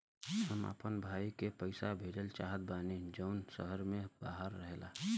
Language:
Bhojpuri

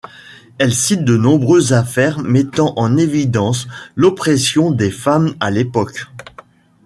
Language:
French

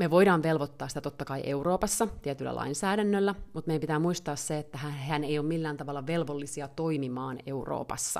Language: Finnish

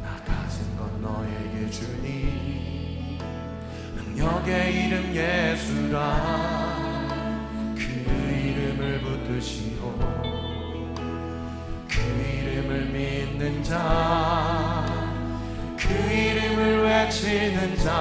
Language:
Korean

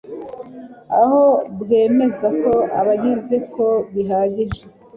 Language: Kinyarwanda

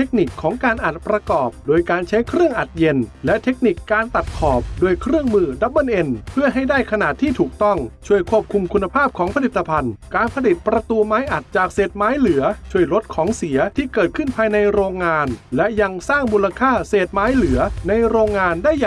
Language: Thai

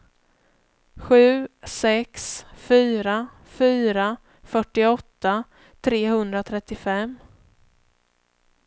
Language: Swedish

